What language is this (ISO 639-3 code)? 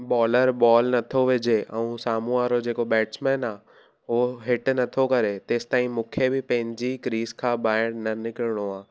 snd